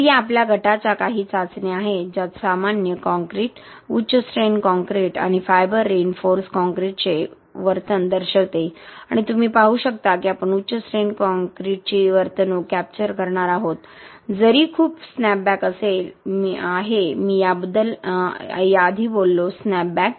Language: Marathi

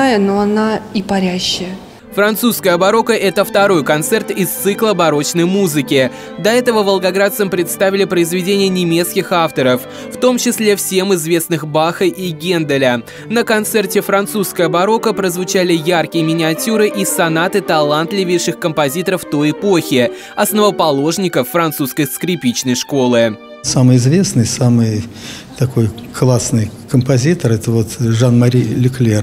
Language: Russian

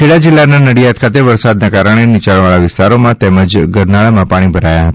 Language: Gujarati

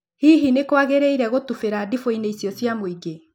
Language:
Kikuyu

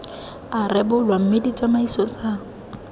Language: Tswana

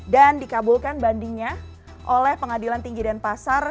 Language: Indonesian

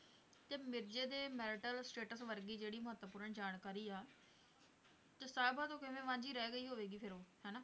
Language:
Punjabi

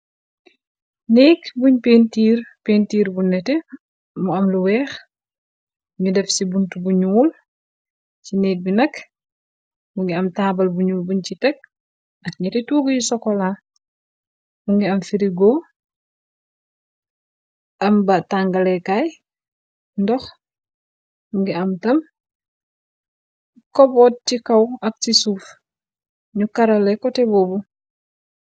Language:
Wolof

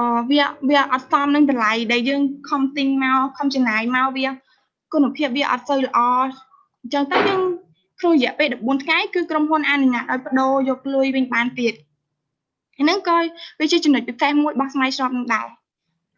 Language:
Vietnamese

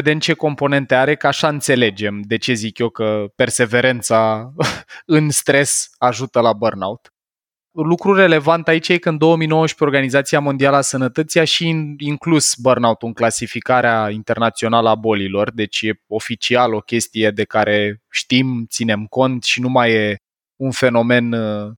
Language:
Romanian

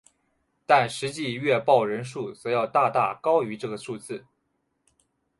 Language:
Chinese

